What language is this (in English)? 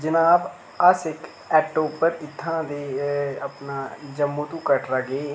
Dogri